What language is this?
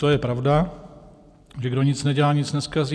Czech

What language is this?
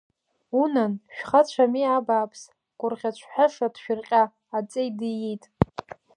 Abkhazian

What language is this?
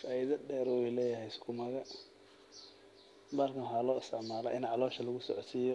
Somali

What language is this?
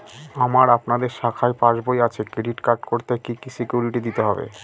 Bangla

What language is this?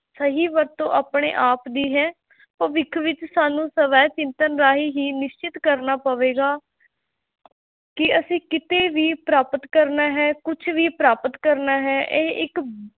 Punjabi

